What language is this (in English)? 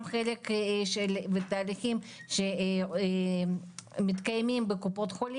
Hebrew